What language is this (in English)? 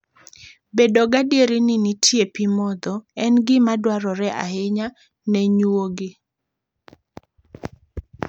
Luo (Kenya and Tanzania)